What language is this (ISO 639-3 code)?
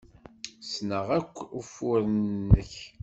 kab